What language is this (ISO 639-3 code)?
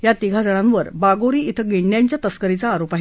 mar